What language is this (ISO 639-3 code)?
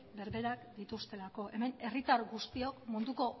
eus